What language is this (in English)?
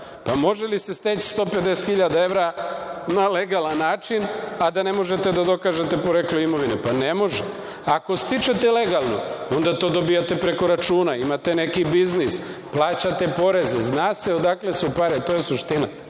Serbian